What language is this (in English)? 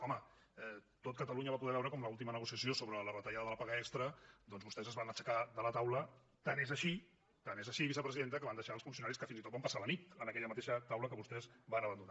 Catalan